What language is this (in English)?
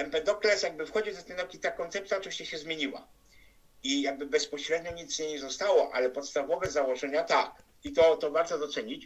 Polish